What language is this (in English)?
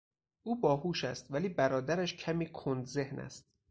Persian